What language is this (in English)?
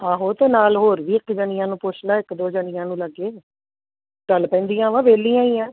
Punjabi